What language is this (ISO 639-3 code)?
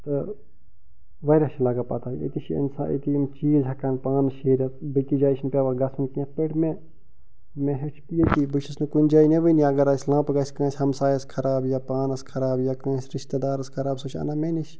kas